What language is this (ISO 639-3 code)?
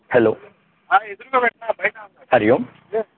san